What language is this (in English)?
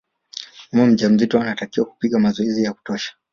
Swahili